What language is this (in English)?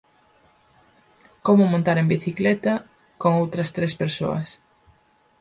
Galician